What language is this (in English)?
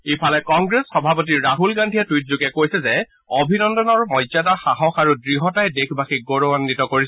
Assamese